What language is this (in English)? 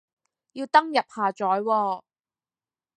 Cantonese